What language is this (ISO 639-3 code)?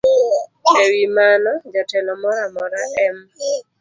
luo